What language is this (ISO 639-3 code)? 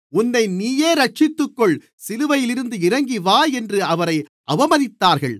tam